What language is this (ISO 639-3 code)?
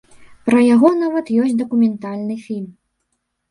bel